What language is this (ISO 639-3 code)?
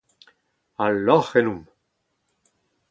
bre